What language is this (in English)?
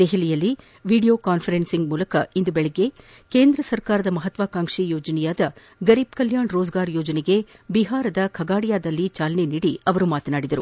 Kannada